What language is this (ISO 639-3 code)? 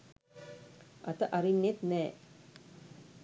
sin